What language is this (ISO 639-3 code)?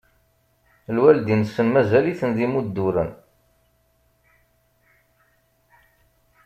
kab